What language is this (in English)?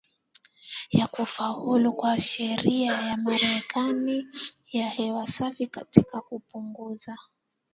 Swahili